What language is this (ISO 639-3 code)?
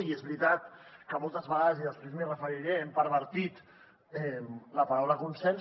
cat